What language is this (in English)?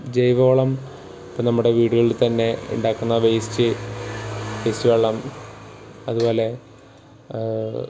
Malayalam